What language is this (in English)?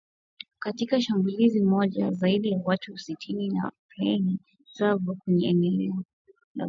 Swahili